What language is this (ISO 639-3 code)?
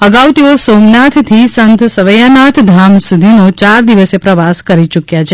guj